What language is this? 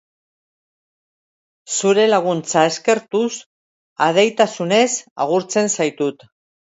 Basque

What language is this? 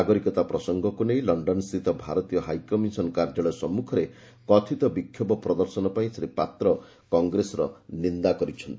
Odia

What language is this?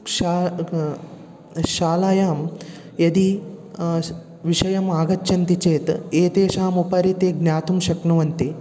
Sanskrit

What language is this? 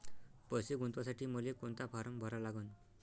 Marathi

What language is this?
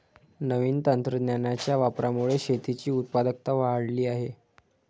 Marathi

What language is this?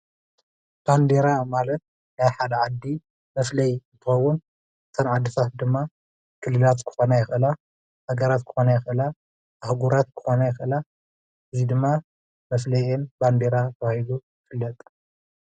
Tigrinya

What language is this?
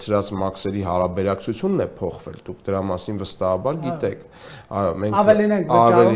Romanian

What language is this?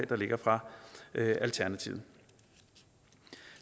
Danish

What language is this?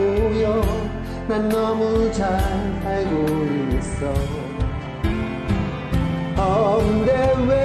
Korean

